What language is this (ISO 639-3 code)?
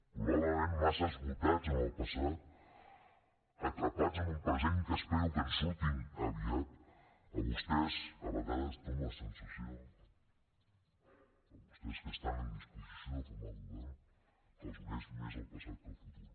cat